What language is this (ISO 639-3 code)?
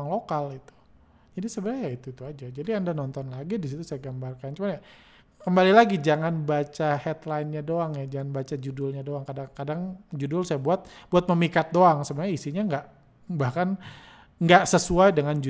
ind